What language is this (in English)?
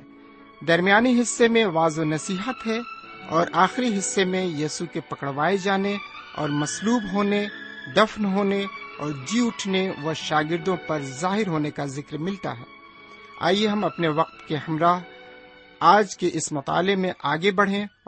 Urdu